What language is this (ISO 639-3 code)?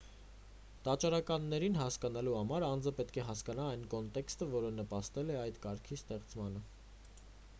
hye